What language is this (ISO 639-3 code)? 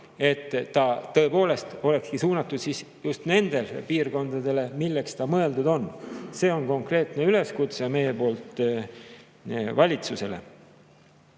est